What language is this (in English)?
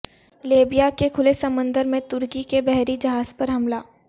Urdu